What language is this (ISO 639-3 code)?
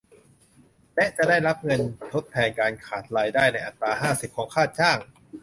tha